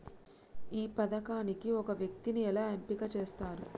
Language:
Telugu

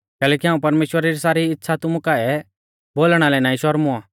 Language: Mahasu Pahari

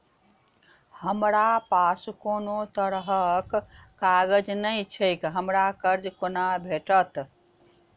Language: Maithili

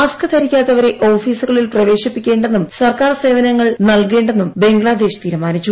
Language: Malayalam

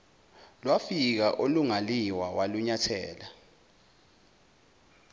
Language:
Zulu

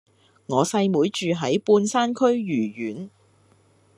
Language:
Cantonese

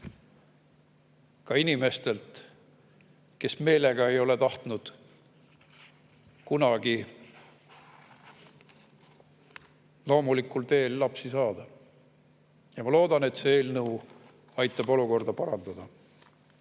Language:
Estonian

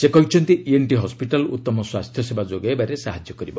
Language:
Odia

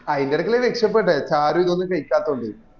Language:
Malayalam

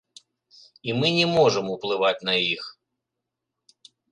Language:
Belarusian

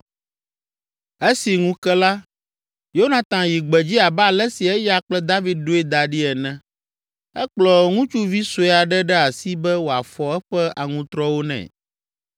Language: Ewe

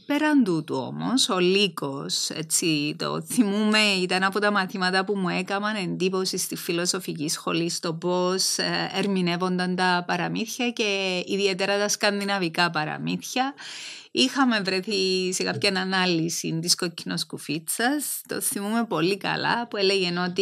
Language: Greek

